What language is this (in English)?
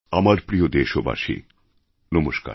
Bangla